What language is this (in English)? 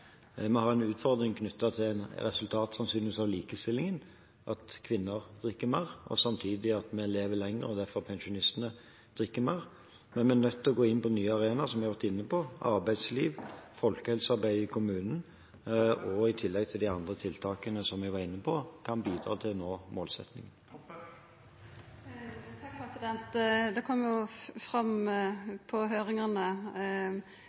Norwegian